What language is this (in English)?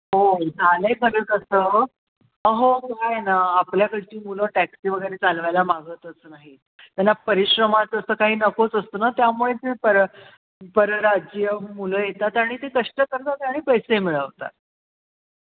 Marathi